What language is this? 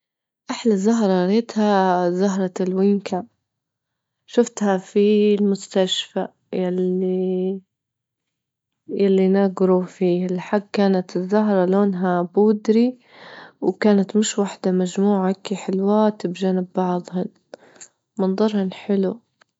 Libyan Arabic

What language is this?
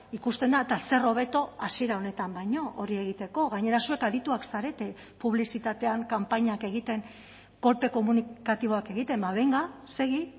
Basque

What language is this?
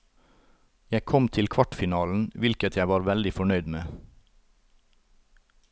Norwegian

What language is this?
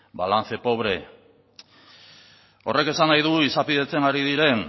Basque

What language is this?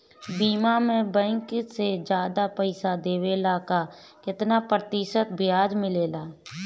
Bhojpuri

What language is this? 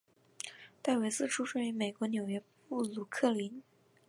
Chinese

